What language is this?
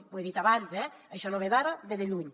Catalan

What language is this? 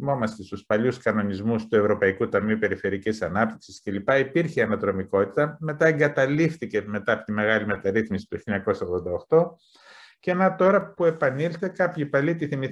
Greek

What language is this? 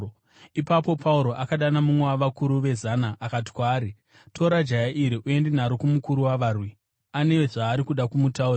Shona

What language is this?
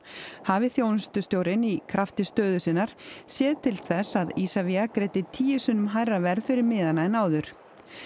Icelandic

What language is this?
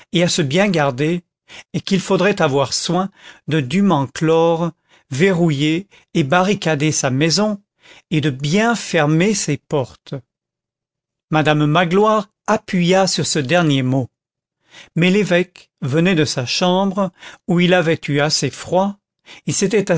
French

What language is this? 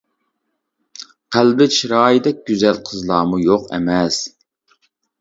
Uyghur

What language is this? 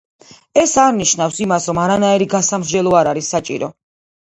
Georgian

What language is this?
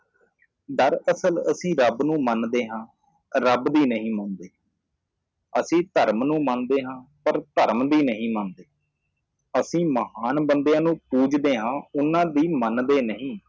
Punjabi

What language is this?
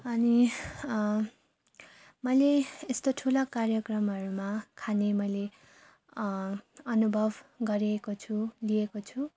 Nepali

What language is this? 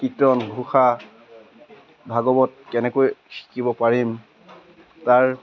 Assamese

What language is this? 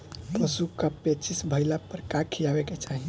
Bhojpuri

